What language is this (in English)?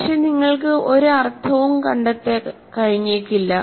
Malayalam